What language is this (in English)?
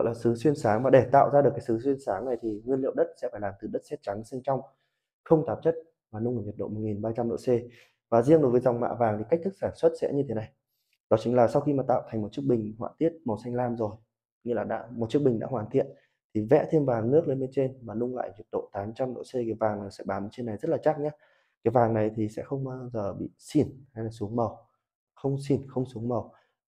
Vietnamese